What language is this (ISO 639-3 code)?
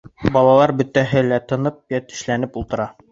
bak